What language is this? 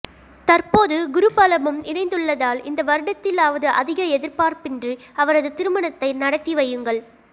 Tamil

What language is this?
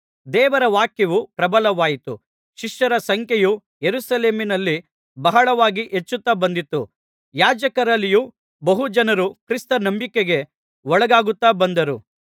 Kannada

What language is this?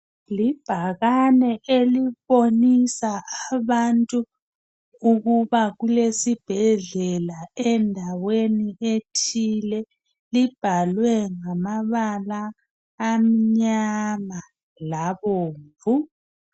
North Ndebele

